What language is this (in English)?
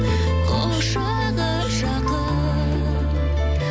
Kazakh